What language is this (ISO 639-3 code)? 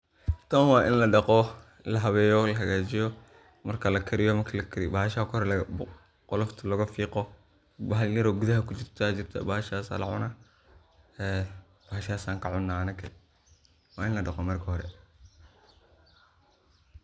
som